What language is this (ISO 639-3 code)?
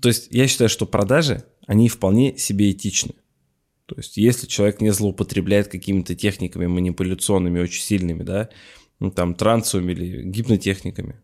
rus